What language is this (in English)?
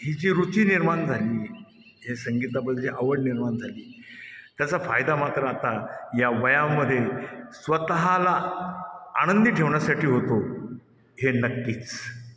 Marathi